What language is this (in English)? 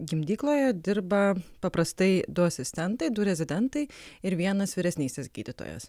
Lithuanian